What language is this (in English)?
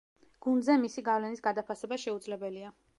Georgian